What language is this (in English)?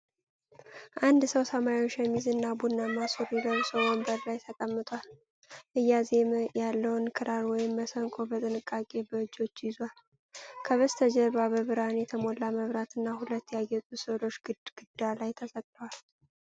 Amharic